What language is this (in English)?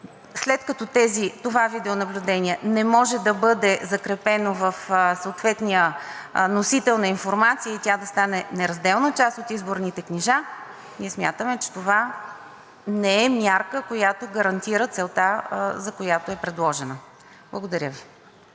Bulgarian